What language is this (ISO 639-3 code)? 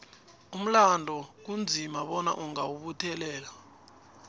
nbl